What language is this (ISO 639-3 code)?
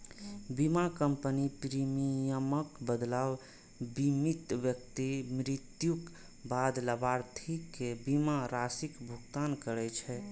mai